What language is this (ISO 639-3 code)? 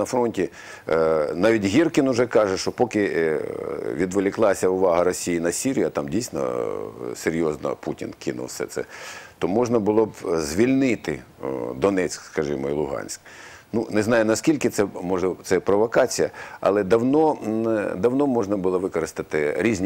ukr